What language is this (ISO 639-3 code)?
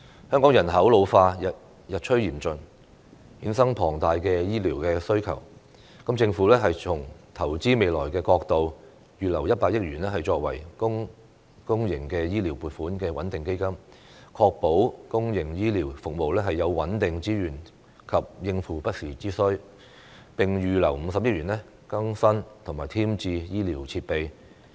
yue